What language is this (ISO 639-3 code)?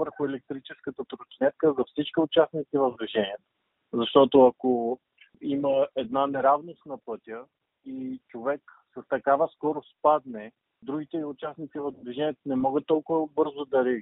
bul